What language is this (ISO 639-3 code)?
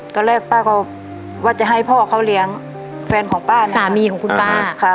tha